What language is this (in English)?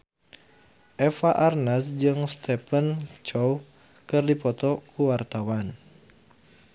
Sundanese